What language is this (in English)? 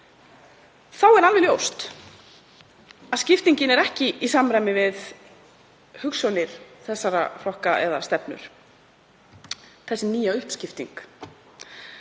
Icelandic